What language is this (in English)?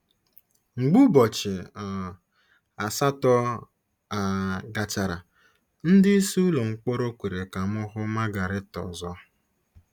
Igbo